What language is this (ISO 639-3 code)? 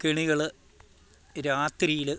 mal